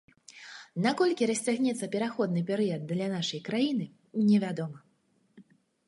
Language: Belarusian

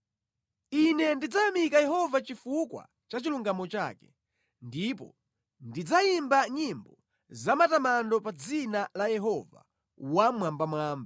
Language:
Nyanja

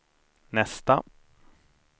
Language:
Swedish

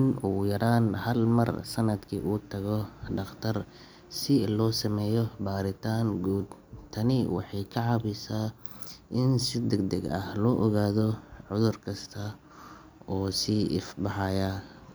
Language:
Somali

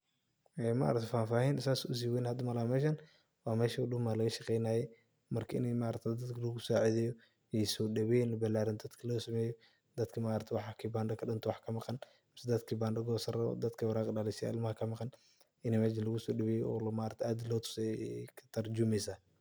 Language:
Somali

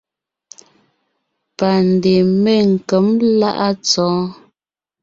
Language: Ngiemboon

